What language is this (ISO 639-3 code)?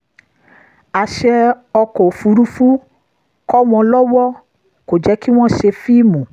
yor